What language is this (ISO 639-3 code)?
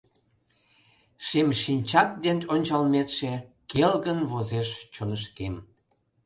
chm